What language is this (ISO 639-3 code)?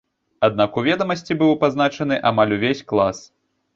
bel